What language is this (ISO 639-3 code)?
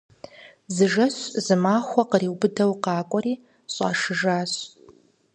kbd